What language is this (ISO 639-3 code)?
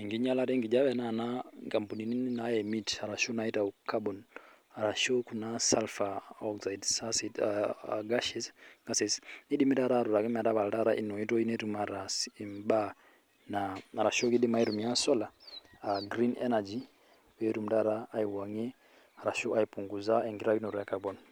mas